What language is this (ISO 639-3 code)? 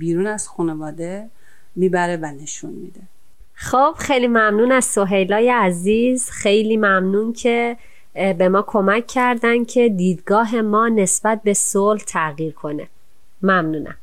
fas